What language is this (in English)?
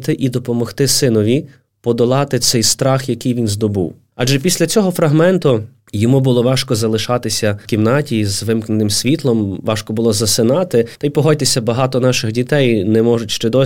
Ukrainian